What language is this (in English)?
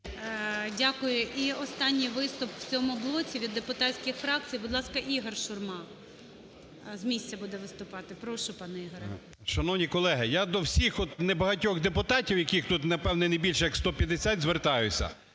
Ukrainian